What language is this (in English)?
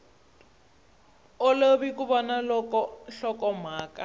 Tsonga